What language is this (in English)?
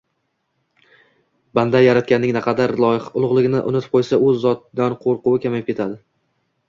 Uzbek